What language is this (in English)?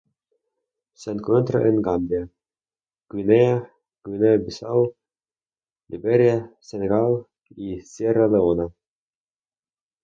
Spanish